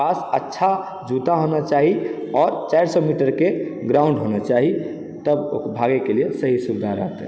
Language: Maithili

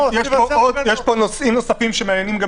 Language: Hebrew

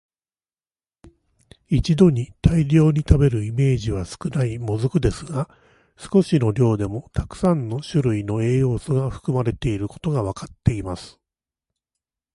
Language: Japanese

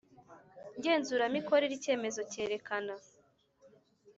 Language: Kinyarwanda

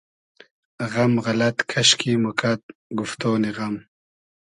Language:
Hazaragi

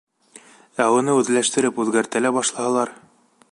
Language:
Bashkir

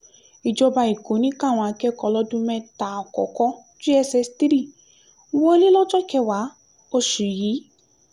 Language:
Yoruba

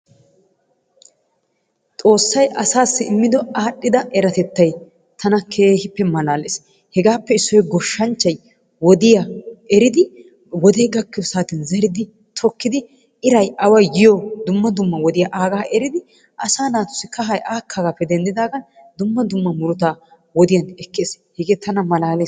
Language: Wolaytta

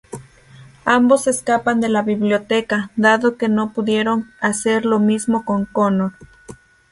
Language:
Spanish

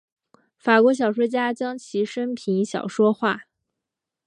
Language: Chinese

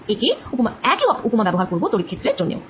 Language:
Bangla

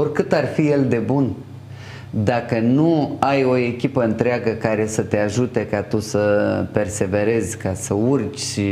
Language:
Romanian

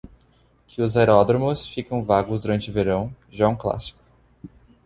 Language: Portuguese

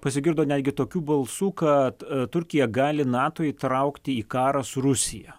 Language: Lithuanian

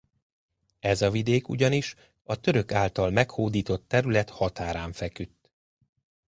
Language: Hungarian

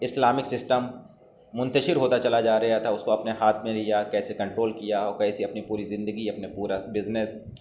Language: Urdu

